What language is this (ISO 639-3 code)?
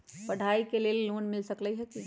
mag